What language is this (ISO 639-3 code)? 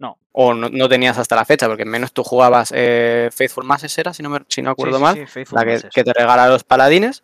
spa